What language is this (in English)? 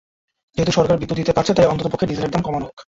Bangla